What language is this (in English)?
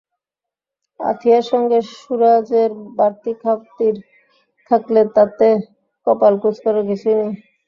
Bangla